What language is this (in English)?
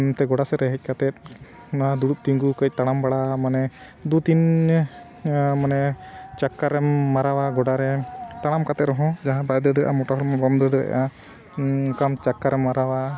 Santali